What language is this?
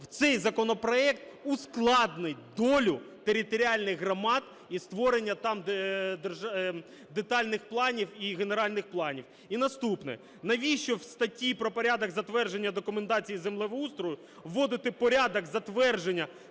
Ukrainian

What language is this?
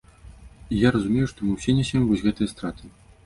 Belarusian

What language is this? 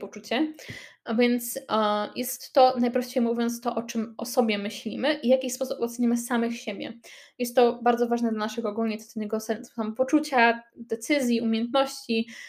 Polish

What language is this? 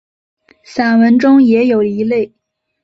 Chinese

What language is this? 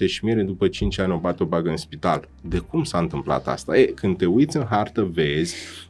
Romanian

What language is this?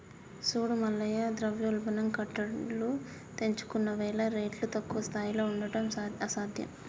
Telugu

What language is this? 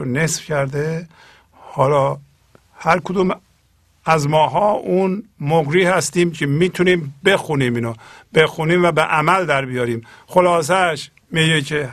Persian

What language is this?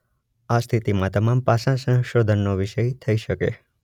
Gujarati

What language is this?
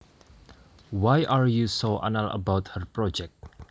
Javanese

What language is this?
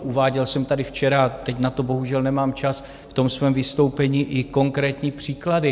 Czech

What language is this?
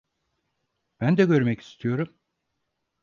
Turkish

